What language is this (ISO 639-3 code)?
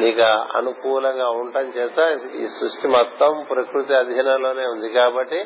tel